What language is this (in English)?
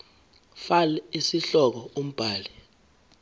Zulu